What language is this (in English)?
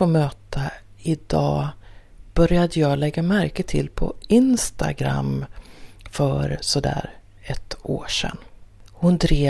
Swedish